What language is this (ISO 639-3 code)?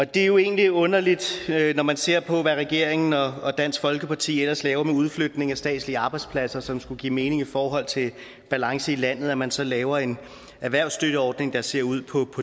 dan